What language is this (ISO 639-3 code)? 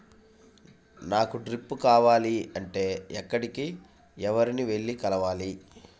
tel